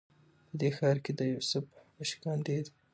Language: Pashto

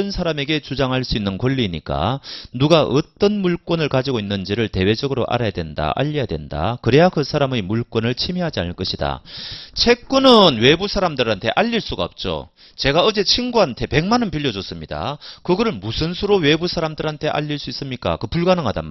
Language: Korean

